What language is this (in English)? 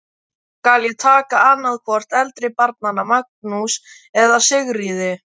Icelandic